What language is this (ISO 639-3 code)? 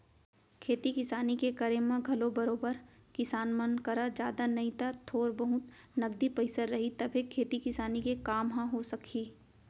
hne